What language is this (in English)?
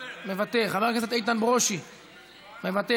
Hebrew